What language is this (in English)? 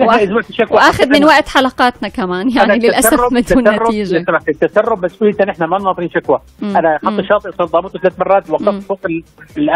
Arabic